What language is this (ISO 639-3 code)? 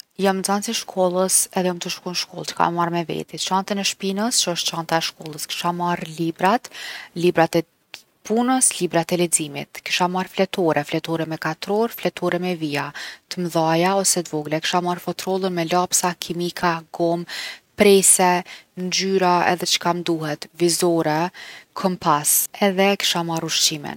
aln